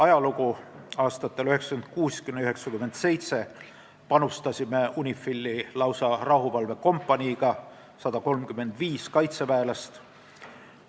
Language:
Estonian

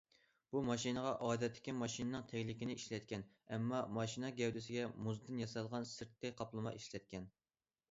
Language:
Uyghur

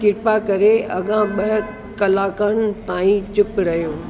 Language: Sindhi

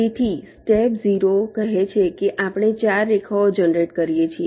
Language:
Gujarati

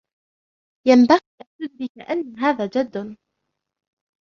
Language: Arabic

